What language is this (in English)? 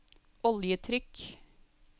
Norwegian